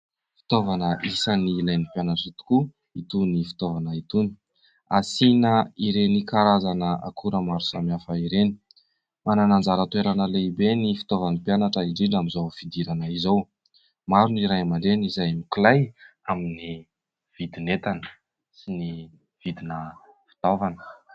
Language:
Malagasy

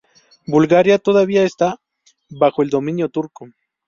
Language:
Spanish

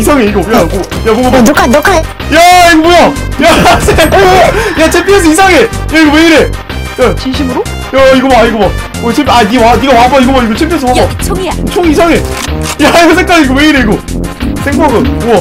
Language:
Korean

